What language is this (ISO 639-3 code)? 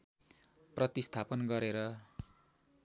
nep